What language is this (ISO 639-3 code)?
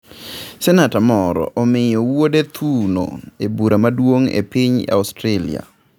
luo